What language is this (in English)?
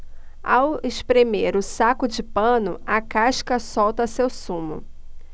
Portuguese